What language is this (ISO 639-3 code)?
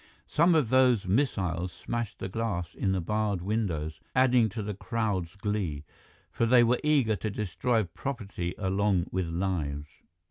eng